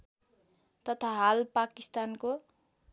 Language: Nepali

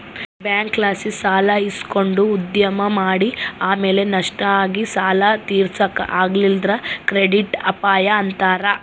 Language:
Kannada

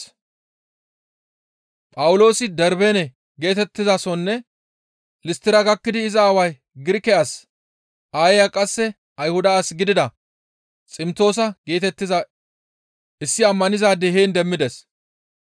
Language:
Gamo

